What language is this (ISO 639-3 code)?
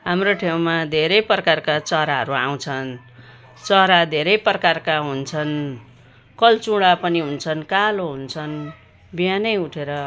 nep